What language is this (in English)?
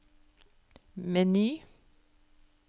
Norwegian